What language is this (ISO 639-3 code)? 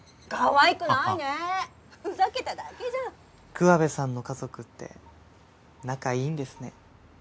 jpn